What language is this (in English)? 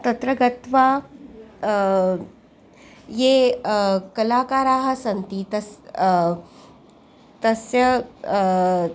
Sanskrit